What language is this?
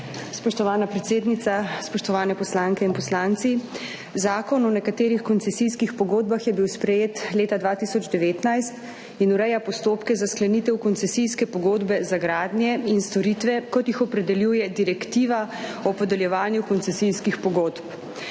Slovenian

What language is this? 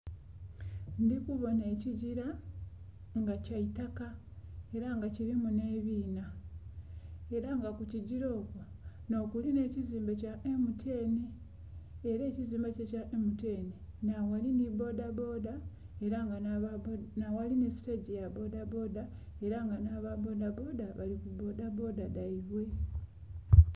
Soga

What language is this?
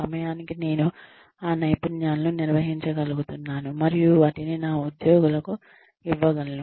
Telugu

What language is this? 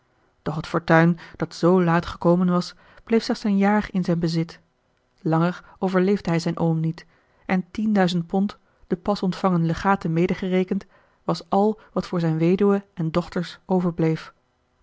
Dutch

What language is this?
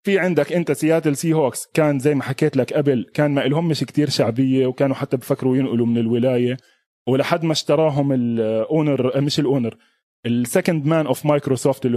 Arabic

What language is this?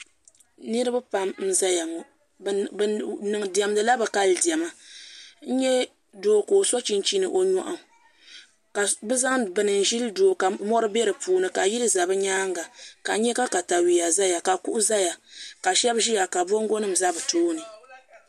Dagbani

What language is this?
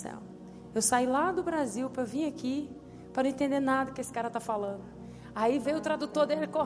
Portuguese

